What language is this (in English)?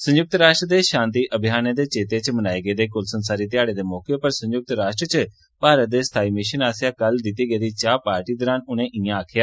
Dogri